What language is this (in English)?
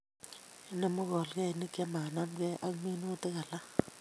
Kalenjin